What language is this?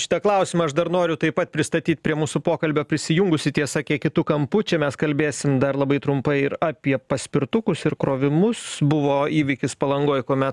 Lithuanian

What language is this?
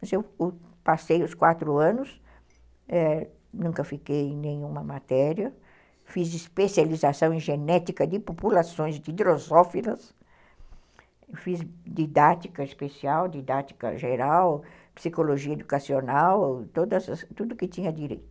Portuguese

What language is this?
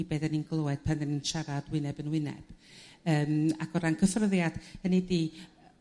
Welsh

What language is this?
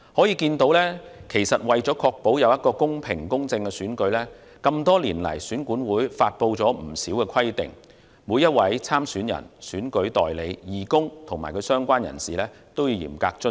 Cantonese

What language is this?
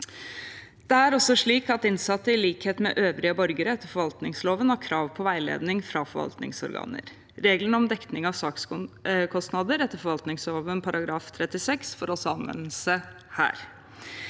Norwegian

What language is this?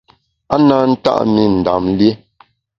Bamun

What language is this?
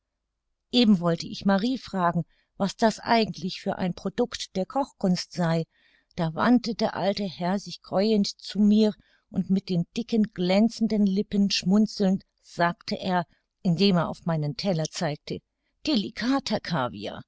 German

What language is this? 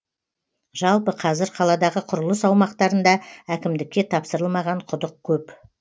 Kazakh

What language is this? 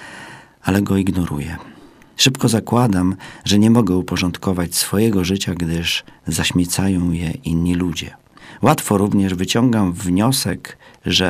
Polish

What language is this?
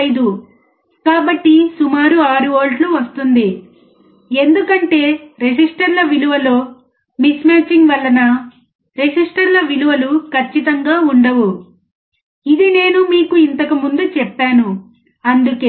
Telugu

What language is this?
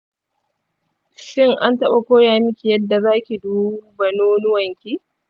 Hausa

